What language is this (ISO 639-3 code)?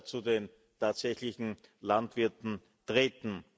deu